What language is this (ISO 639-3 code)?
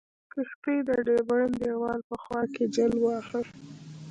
pus